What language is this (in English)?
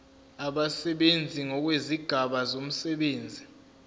Zulu